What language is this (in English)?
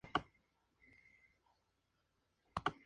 Spanish